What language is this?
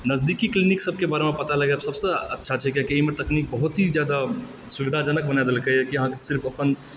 Maithili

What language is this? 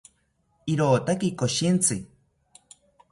South Ucayali Ashéninka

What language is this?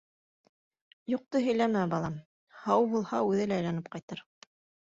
Bashkir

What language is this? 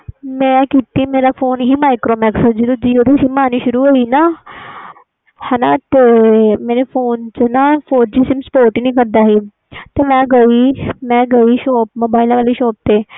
Punjabi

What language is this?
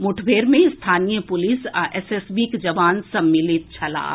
Maithili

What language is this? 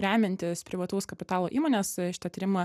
Lithuanian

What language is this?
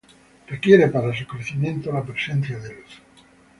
Spanish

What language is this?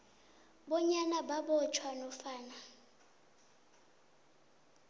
South Ndebele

